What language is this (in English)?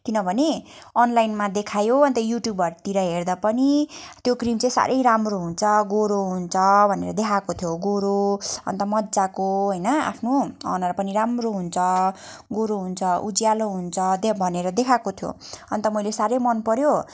Nepali